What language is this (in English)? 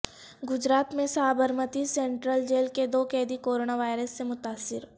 Urdu